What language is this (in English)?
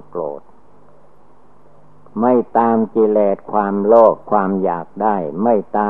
Thai